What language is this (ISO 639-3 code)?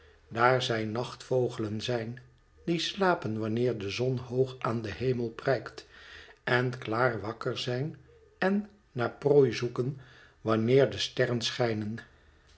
nld